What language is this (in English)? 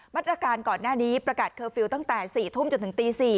Thai